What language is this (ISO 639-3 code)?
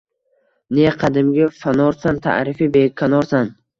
uzb